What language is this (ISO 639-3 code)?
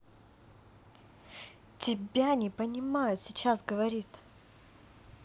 rus